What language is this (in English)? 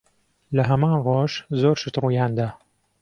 Central Kurdish